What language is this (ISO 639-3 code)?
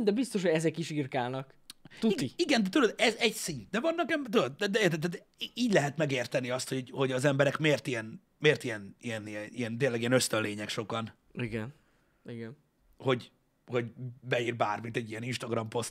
hun